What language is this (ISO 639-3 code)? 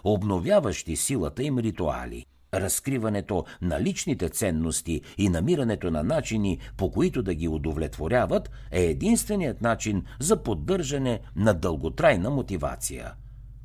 bul